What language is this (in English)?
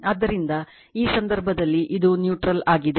Kannada